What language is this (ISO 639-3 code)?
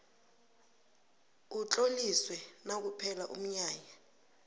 nbl